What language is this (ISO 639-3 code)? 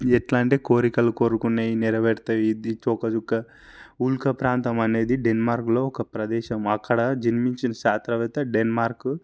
tel